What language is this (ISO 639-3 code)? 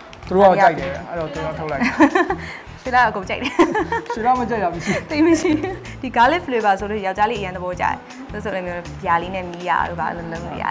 tha